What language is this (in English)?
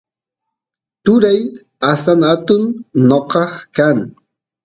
Santiago del Estero Quichua